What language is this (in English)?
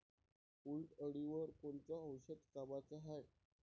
Marathi